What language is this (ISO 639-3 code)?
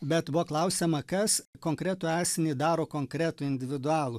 lit